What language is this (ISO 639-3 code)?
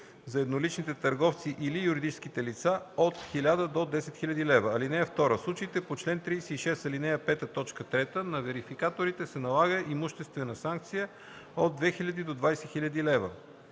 bul